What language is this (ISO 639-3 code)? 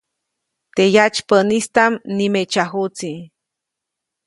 zoc